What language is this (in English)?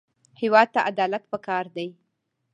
Pashto